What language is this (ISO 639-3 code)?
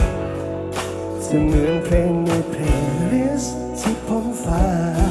tha